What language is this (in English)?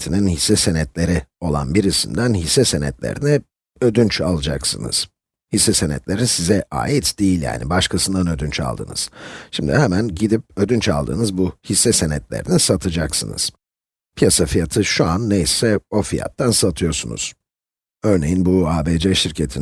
Turkish